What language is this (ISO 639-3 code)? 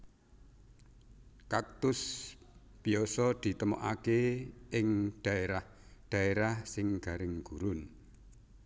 jav